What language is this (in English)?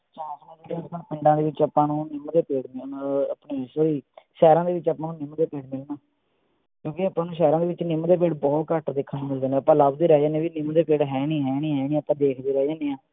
Punjabi